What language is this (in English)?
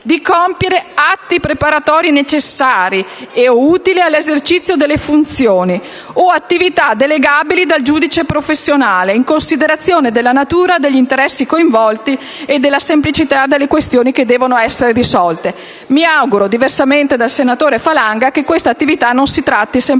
Italian